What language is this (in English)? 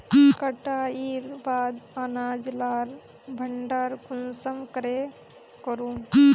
Magahi